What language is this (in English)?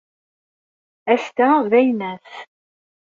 Kabyle